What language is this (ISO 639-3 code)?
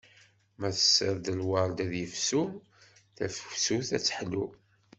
kab